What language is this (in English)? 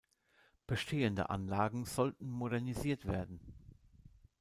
German